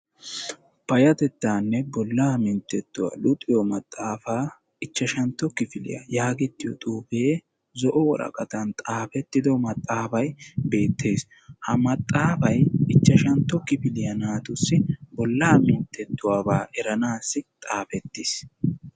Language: Wolaytta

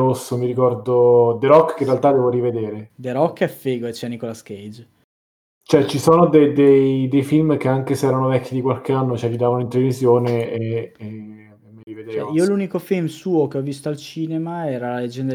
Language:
Italian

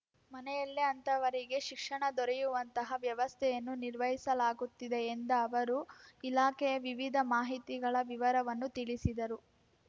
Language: Kannada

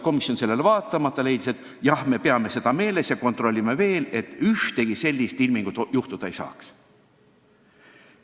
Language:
Estonian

